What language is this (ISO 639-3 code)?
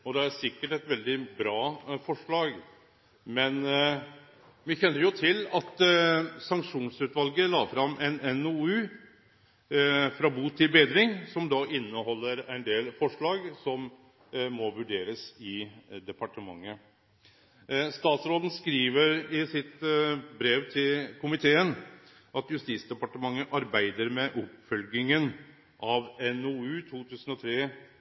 nno